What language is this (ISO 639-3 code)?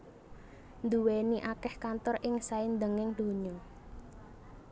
jav